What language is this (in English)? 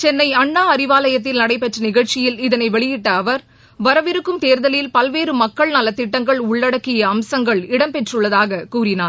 Tamil